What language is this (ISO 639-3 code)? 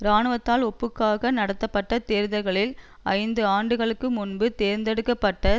tam